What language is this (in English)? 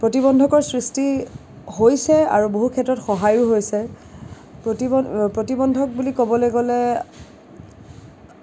Assamese